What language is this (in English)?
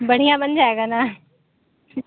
Urdu